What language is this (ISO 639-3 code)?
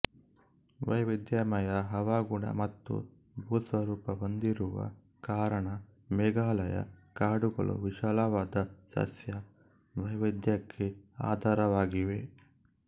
kan